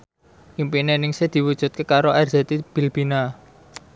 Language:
Javanese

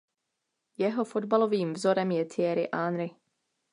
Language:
Czech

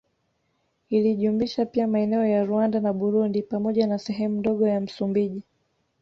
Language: Swahili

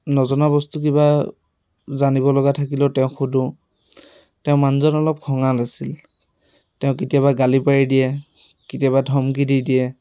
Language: Assamese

